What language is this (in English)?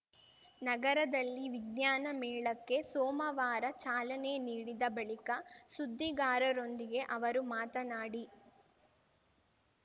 Kannada